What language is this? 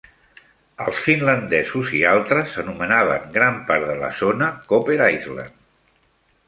Catalan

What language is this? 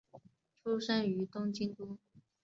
Chinese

